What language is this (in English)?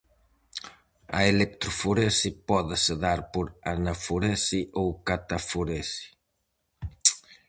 Galician